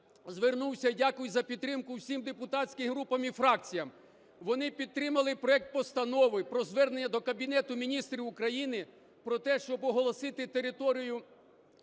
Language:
Ukrainian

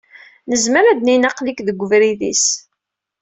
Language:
Kabyle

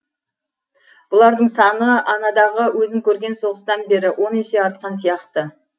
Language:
Kazakh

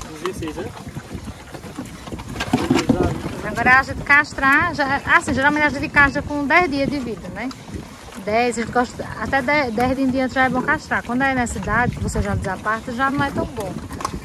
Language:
Portuguese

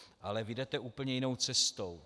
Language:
Czech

